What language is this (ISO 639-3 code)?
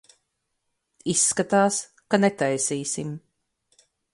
lav